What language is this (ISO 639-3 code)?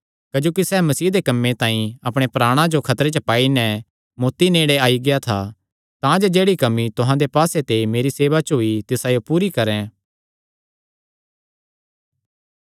xnr